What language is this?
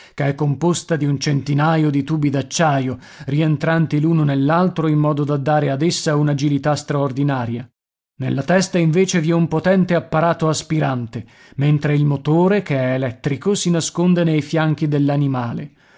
Italian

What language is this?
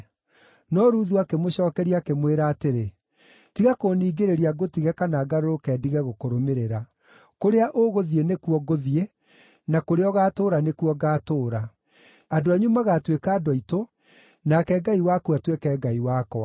Kikuyu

